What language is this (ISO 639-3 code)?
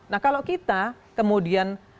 ind